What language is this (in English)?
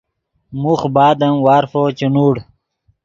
Yidgha